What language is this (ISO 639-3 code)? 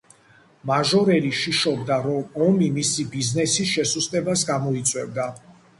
kat